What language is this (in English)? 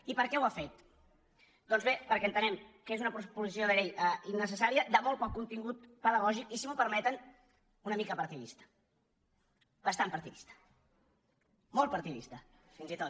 Catalan